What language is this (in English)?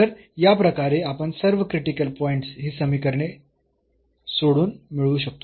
Marathi